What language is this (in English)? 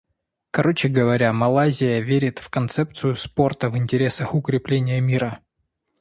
Russian